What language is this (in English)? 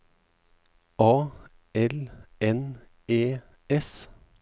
Norwegian